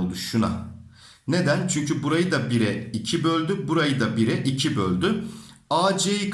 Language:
Turkish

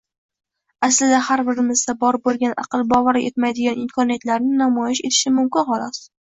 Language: Uzbek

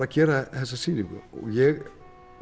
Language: Icelandic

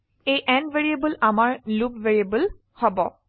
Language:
Assamese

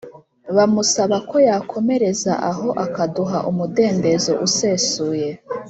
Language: Kinyarwanda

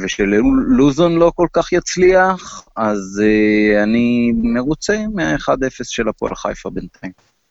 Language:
Hebrew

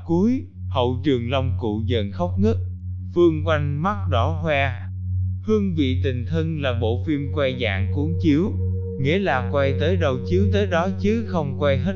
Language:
Vietnamese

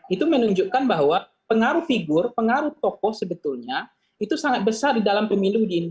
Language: Indonesian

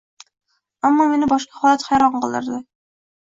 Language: Uzbek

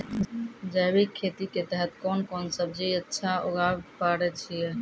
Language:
Maithili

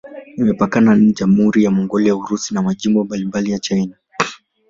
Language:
Swahili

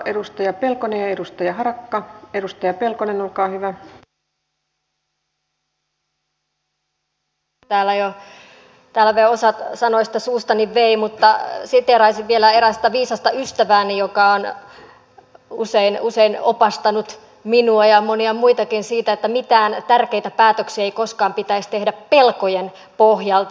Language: Finnish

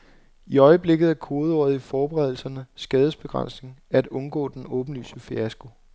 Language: Danish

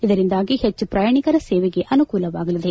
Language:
Kannada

